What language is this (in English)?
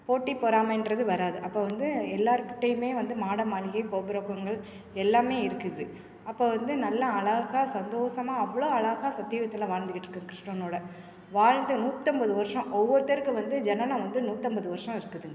Tamil